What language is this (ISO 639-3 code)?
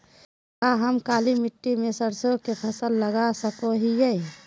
mag